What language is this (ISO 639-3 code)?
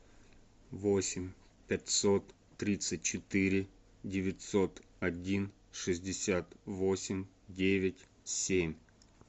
rus